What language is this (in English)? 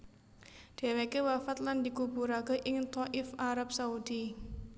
Javanese